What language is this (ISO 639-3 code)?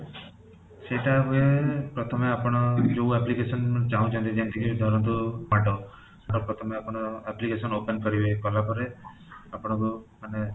ori